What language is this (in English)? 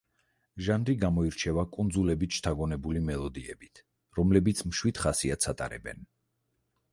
Georgian